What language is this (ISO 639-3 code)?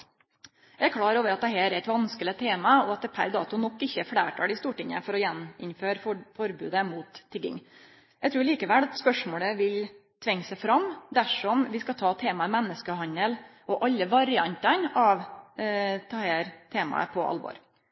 nno